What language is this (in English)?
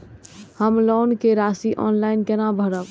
Maithili